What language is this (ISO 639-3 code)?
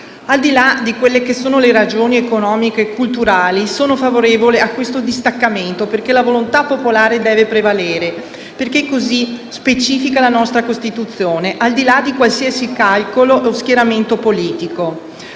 ita